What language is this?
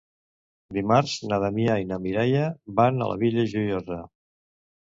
Catalan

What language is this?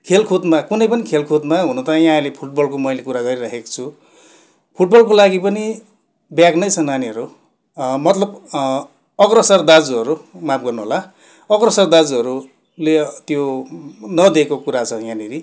Nepali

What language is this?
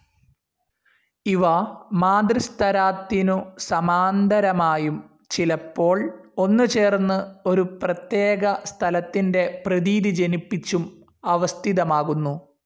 Malayalam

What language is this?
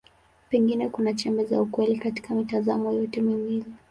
Swahili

